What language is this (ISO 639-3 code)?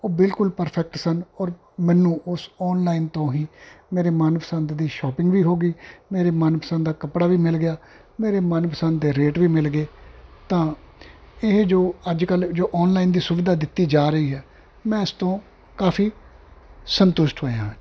pan